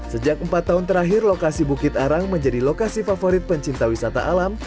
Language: Indonesian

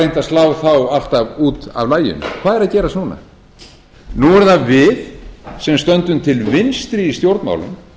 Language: Icelandic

